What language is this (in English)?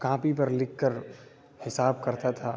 Urdu